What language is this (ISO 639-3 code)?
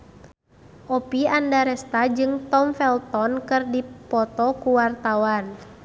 sun